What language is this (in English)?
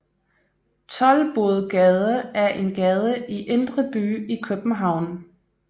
Danish